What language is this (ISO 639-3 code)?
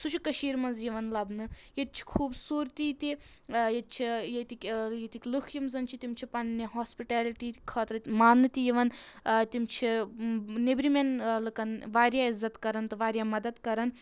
kas